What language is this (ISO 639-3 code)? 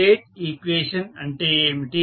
tel